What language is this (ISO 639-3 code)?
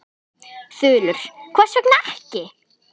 isl